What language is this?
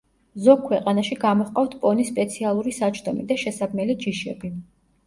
Georgian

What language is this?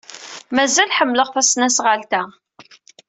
Kabyle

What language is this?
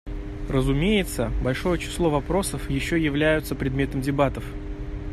Russian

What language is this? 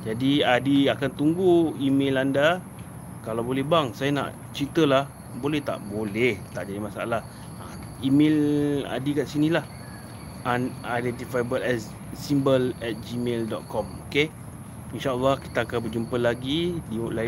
Malay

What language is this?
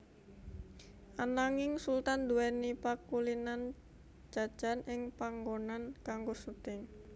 Javanese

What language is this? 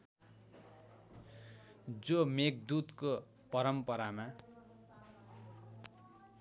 Nepali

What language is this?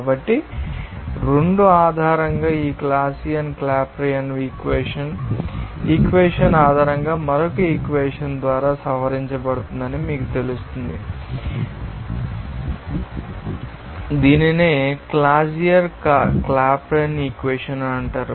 Telugu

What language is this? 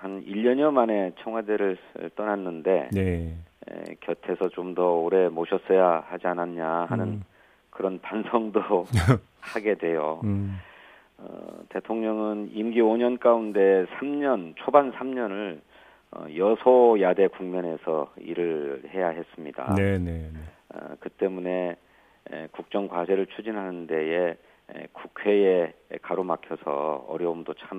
Korean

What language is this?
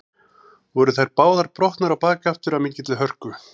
Icelandic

